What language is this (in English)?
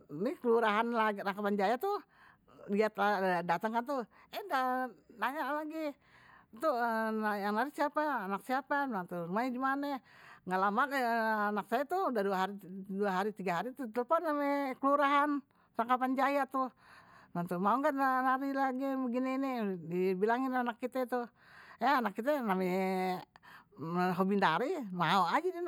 Betawi